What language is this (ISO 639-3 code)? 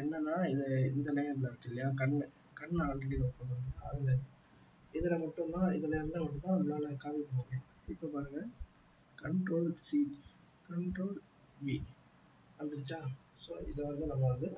tam